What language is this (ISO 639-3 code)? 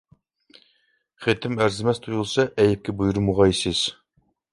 uig